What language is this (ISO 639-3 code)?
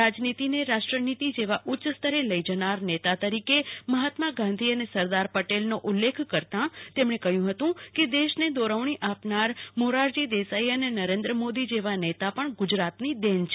guj